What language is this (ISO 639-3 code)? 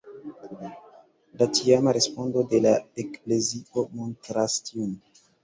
epo